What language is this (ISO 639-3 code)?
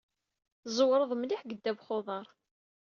kab